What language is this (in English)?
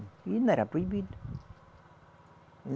Portuguese